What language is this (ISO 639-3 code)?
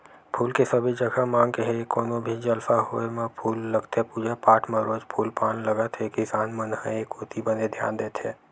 hne